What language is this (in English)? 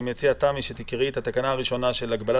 Hebrew